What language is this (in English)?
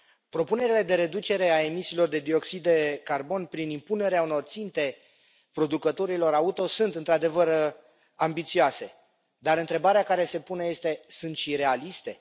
Romanian